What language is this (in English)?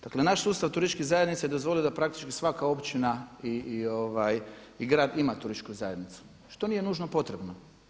Croatian